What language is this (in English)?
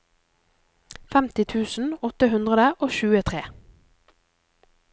Norwegian